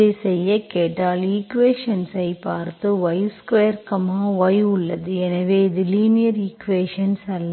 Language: Tamil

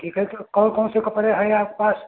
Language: Hindi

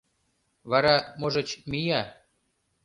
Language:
Mari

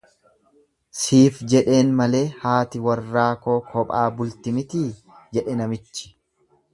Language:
Oromo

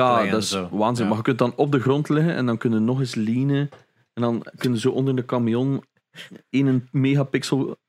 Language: Dutch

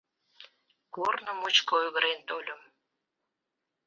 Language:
Mari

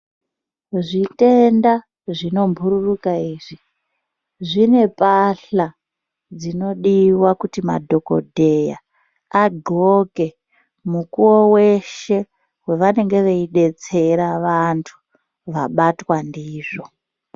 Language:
Ndau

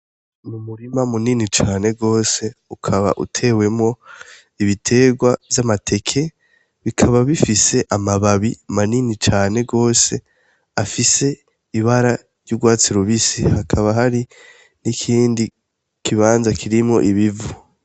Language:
Rundi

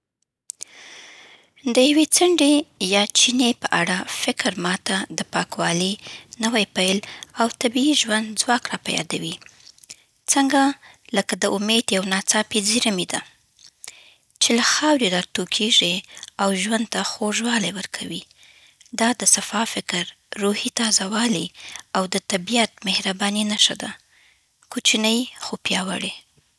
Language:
Southern Pashto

